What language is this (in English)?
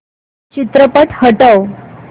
Marathi